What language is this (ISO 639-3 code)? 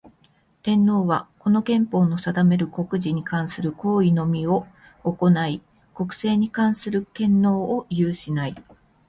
jpn